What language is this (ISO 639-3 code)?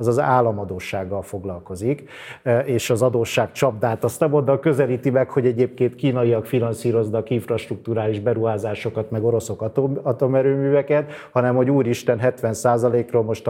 hun